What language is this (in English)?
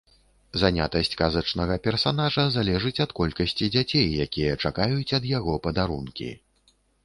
Belarusian